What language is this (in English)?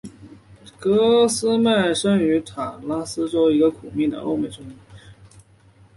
Chinese